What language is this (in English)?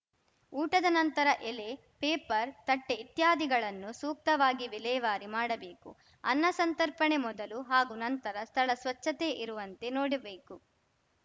Kannada